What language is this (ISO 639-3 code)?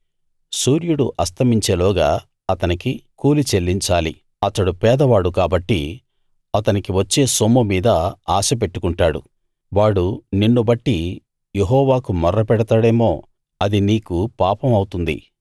tel